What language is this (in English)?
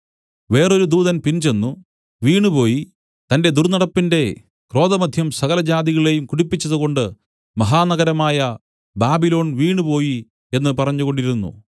Malayalam